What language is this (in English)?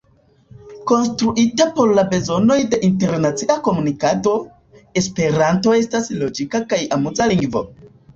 Esperanto